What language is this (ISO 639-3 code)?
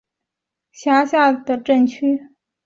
zho